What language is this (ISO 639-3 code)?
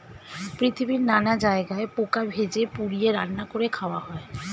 ben